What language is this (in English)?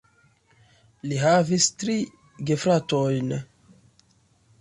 Esperanto